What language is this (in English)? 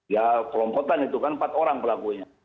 Indonesian